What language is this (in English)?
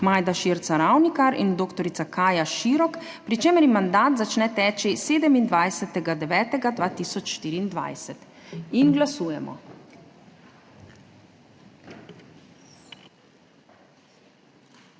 Slovenian